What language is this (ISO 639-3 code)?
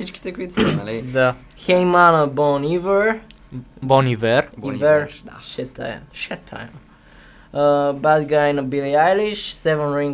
bul